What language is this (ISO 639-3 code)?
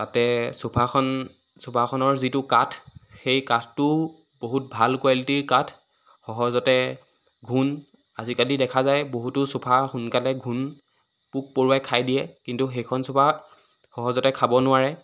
asm